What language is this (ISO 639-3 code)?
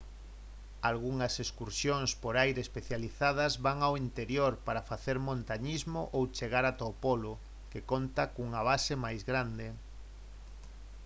glg